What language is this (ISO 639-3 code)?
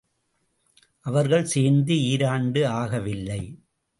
tam